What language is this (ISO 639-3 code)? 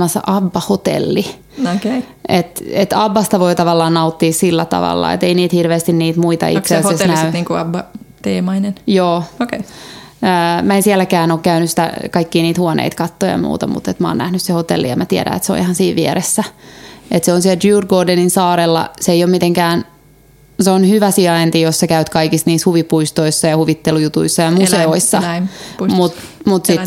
fin